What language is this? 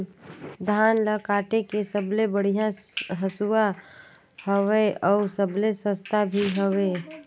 Chhattisgarhi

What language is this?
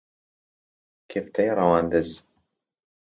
Central Kurdish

